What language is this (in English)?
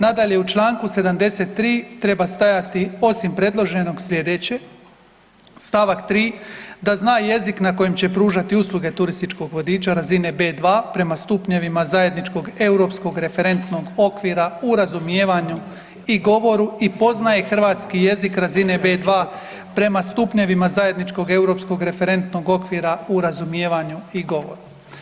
Croatian